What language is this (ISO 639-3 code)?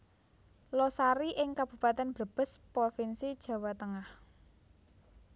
jav